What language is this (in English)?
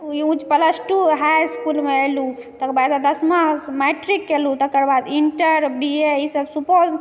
Maithili